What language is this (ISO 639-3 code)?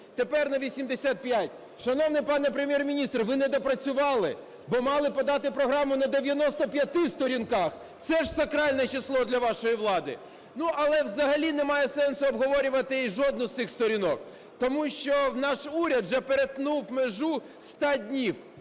ukr